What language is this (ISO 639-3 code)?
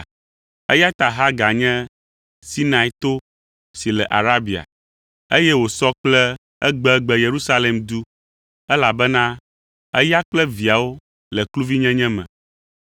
ewe